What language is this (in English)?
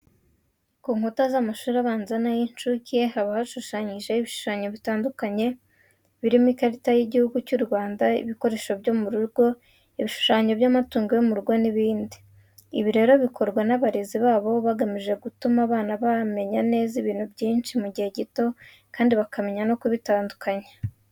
Kinyarwanda